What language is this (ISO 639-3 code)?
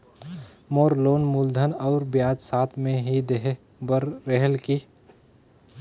hne